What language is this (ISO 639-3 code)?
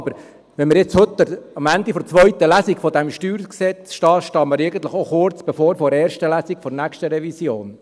gsw